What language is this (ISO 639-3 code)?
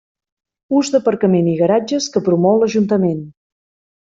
cat